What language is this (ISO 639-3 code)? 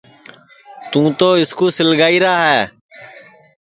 ssi